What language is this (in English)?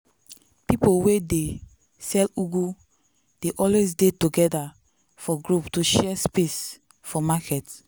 Nigerian Pidgin